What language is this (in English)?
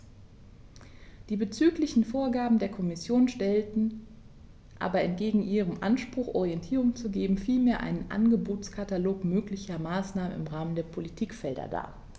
German